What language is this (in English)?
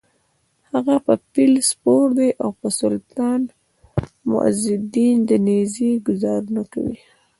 Pashto